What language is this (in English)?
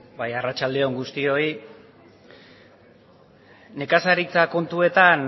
Basque